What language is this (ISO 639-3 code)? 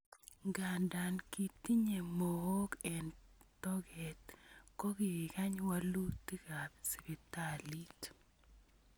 kln